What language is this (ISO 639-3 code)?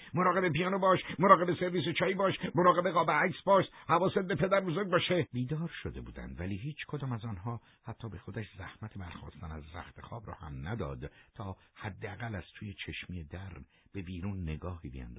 fas